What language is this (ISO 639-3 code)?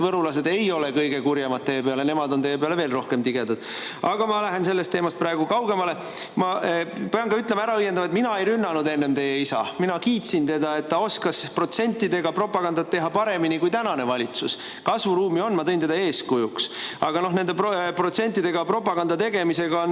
est